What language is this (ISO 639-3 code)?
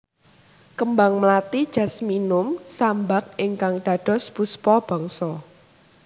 jav